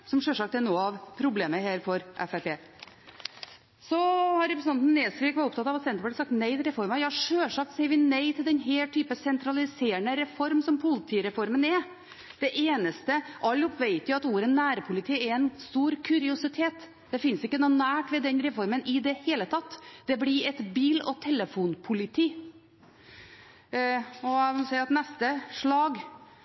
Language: Norwegian Bokmål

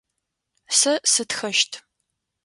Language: Adyghe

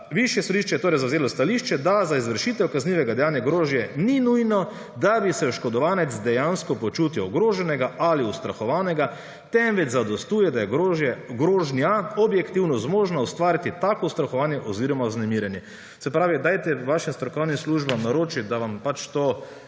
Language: Slovenian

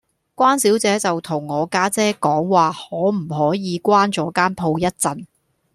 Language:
Cantonese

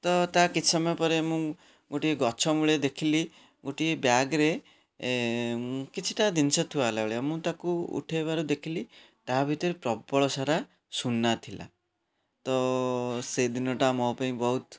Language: Odia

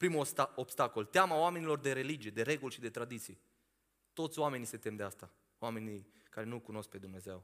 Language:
Romanian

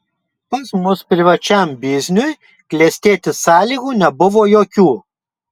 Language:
Lithuanian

